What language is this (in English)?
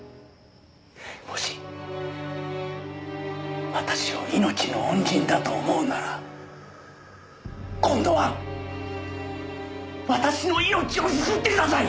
Japanese